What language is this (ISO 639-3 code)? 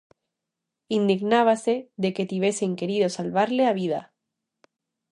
glg